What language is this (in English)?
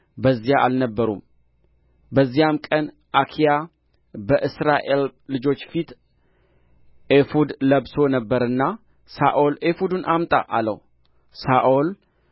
Amharic